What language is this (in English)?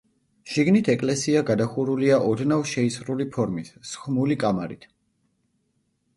Georgian